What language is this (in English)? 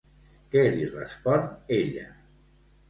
Catalan